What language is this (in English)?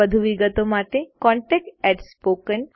Gujarati